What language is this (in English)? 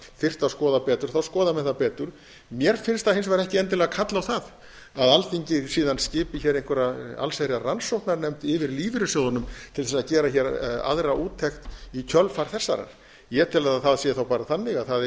Icelandic